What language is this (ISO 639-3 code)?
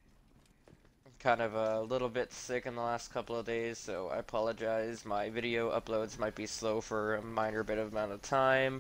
eng